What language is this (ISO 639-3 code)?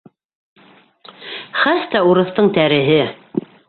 bak